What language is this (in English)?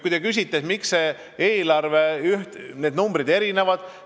Estonian